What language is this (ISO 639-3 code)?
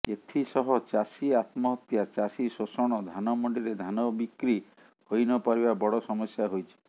ori